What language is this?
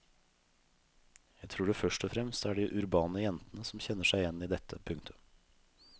Norwegian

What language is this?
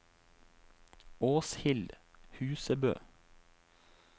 Norwegian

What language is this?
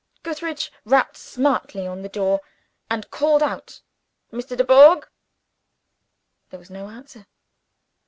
English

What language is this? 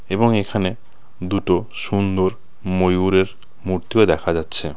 Bangla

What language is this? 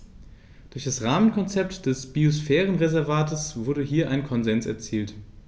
German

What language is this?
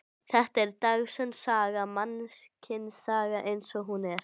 Icelandic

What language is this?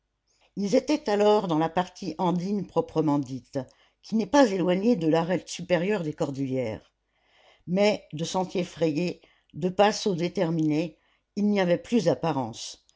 French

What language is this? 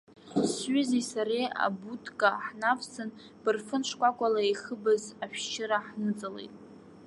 Abkhazian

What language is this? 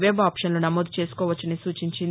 Telugu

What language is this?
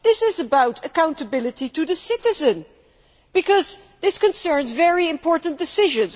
English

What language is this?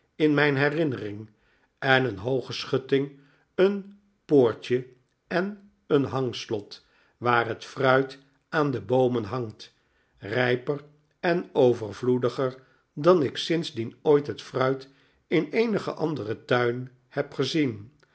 Dutch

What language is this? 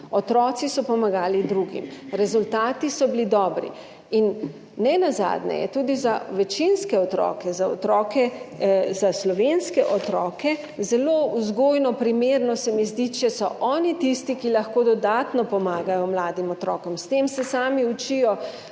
Slovenian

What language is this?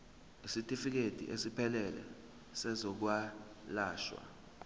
Zulu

